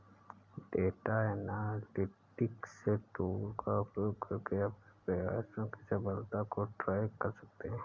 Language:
Hindi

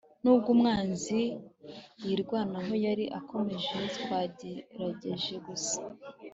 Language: Kinyarwanda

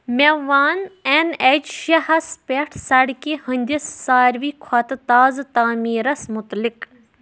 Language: Kashmiri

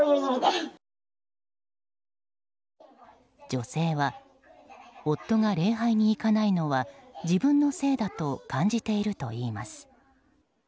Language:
Japanese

